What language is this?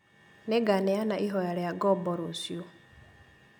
Kikuyu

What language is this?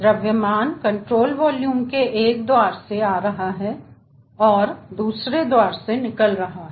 Hindi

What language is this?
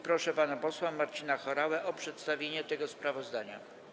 Polish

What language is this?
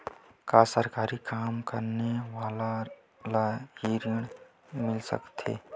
Chhattisgarhi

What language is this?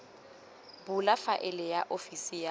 Tswana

